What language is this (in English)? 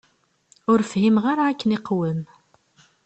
Kabyle